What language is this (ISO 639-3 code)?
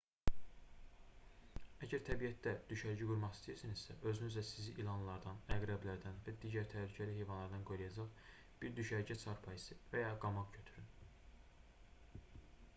aze